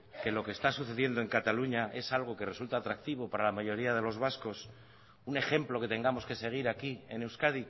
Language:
Spanish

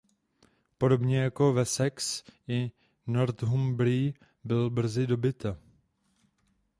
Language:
Czech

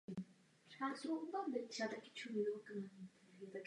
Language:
Czech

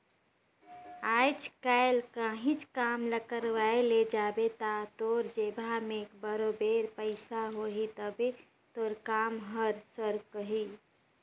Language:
Chhattisgarhi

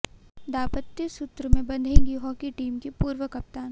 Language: Hindi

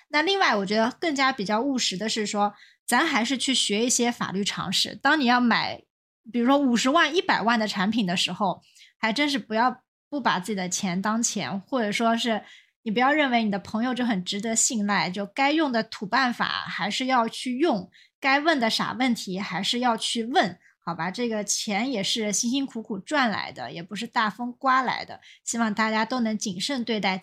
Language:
Chinese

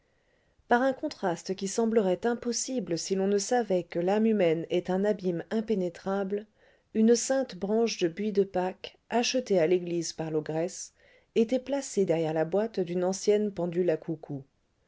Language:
French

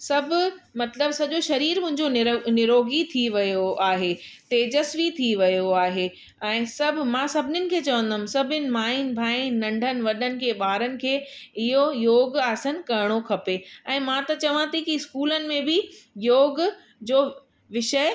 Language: Sindhi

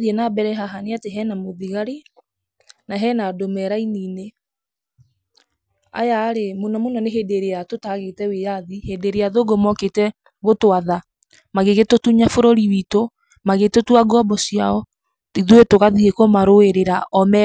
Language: Kikuyu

